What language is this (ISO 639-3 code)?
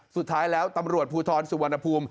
tha